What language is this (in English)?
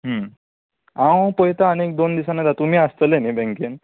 Konkani